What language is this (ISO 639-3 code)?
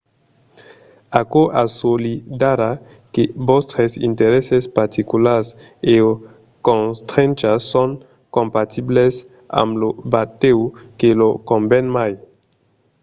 oci